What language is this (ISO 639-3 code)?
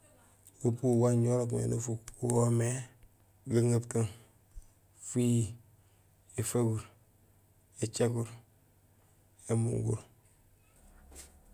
gsl